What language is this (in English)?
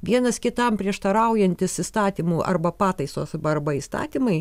Lithuanian